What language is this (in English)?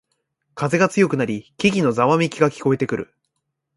Japanese